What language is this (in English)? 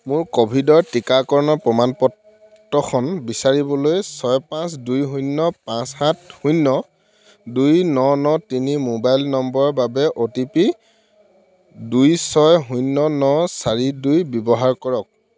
Assamese